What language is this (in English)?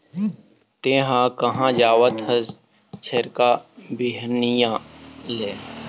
Chhattisgarhi